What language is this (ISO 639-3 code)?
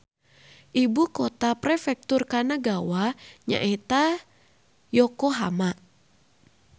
sun